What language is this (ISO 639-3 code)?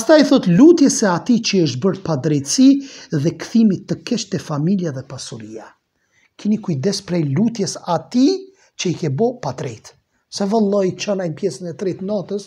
ron